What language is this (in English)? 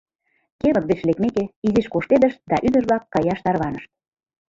Mari